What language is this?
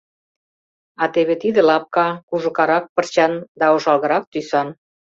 Mari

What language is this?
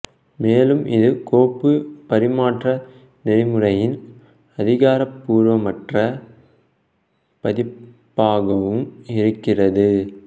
Tamil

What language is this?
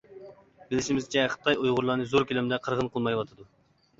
Uyghur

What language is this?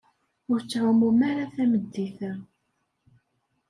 Kabyle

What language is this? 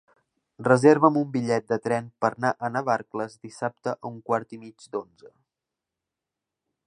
Catalan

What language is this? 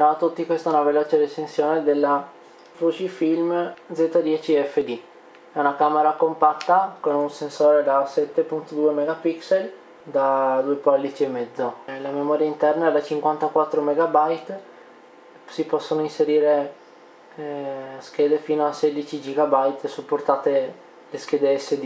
Italian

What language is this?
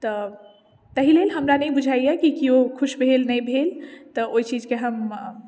Maithili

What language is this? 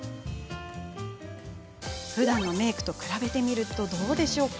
Japanese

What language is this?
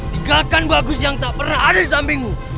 Indonesian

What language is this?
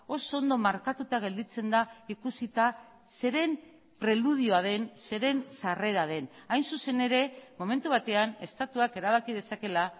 Basque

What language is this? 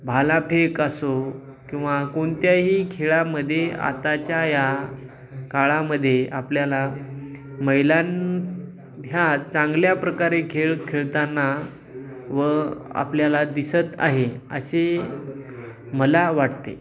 Marathi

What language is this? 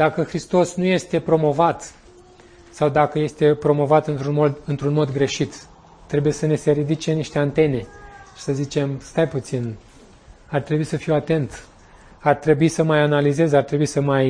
Romanian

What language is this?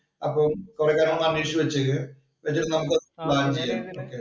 Malayalam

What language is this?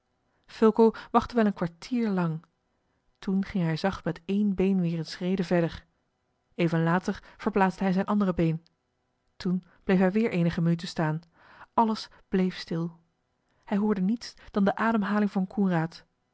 Dutch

